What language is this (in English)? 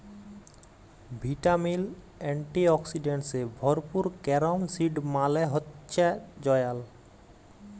Bangla